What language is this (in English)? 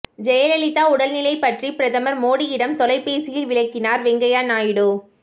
Tamil